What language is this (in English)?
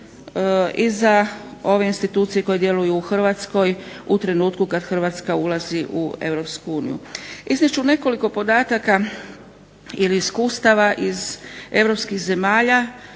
Croatian